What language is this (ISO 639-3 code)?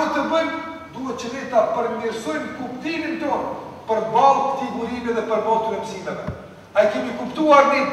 ukr